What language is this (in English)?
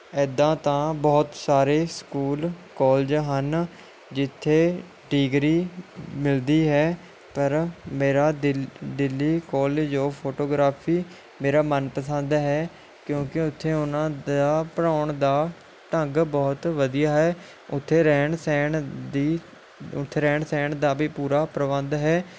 Punjabi